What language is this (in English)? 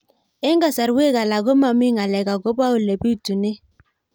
Kalenjin